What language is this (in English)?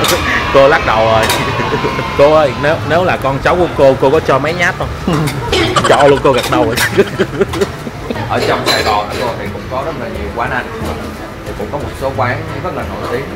Vietnamese